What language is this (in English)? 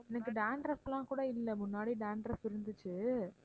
Tamil